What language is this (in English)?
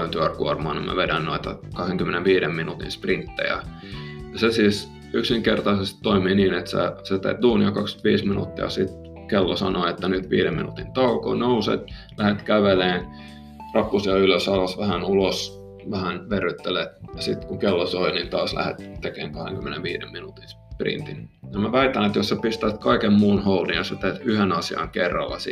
Finnish